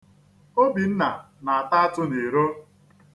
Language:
Igbo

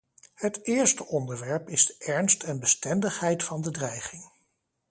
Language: Dutch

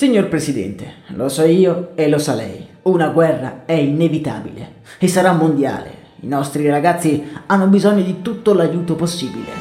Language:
Italian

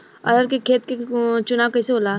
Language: Bhojpuri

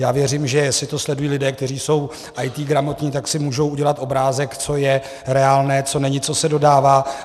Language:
Czech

